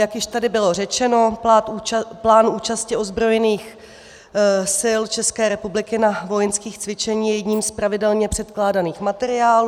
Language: Czech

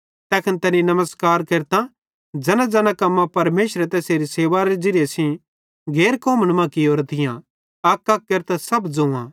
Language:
Bhadrawahi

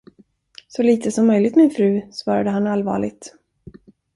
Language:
Swedish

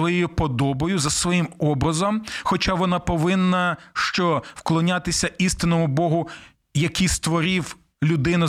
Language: Ukrainian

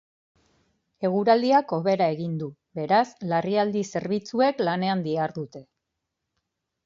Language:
Basque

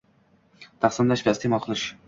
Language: Uzbek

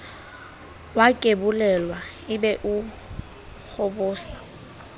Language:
Southern Sotho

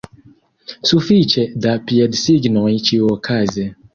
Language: Esperanto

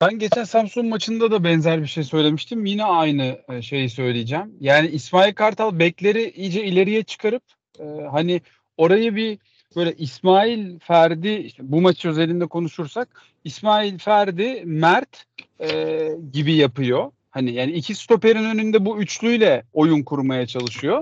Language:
Turkish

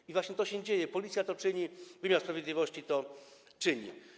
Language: Polish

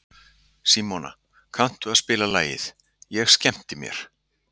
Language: Icelandic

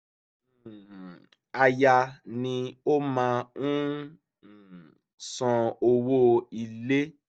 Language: Yoruba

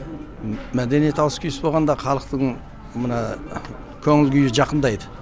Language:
Kazakh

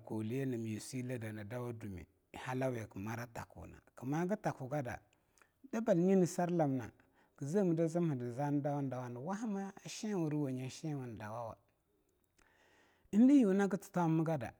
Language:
Longuda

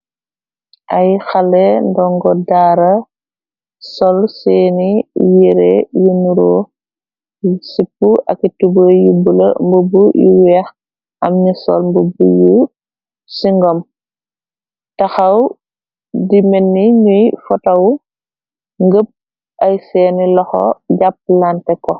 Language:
Wolof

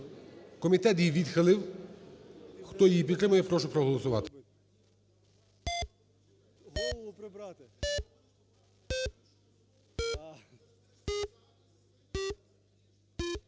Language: Ukrainian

